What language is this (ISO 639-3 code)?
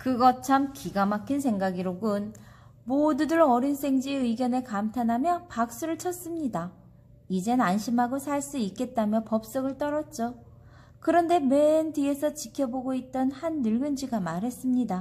kor